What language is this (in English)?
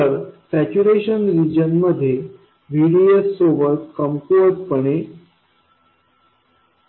Marathi